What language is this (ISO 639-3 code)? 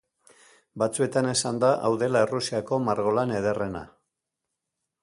eus